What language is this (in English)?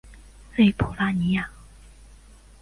Chinese